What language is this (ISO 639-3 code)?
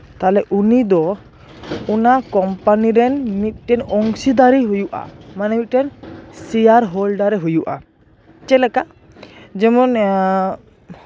sat